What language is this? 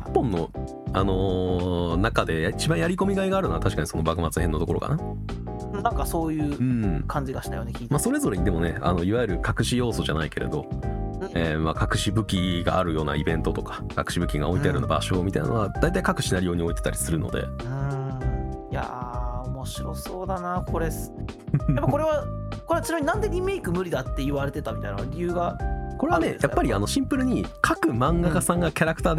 Japanese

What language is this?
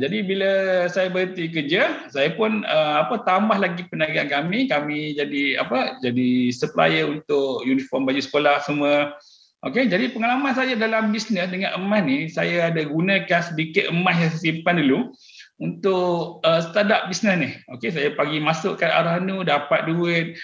Malay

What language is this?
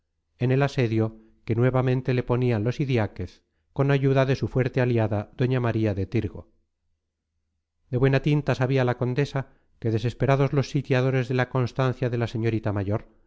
Spanish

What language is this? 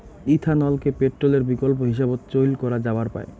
Bangla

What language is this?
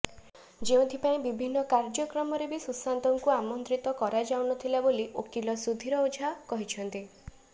Odia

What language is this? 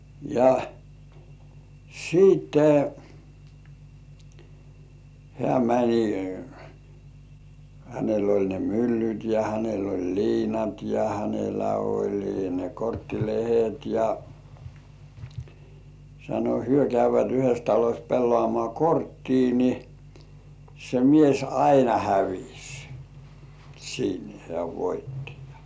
Finnish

